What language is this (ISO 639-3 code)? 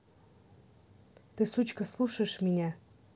rus